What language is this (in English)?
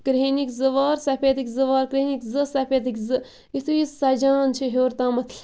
Kashmiri